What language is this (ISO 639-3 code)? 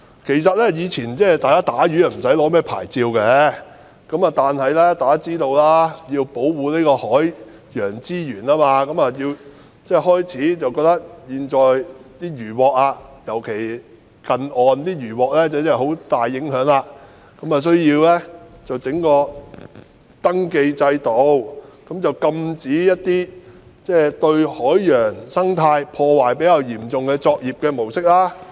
yue